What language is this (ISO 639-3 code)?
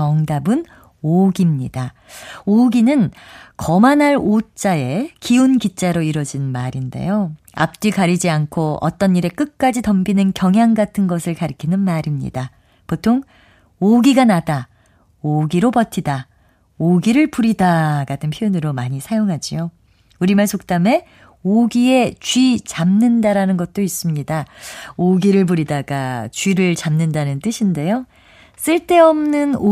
kor